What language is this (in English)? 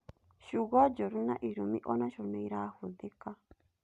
Kikuyu